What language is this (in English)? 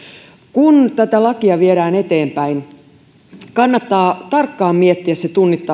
Finnish